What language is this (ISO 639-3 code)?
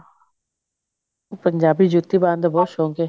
pan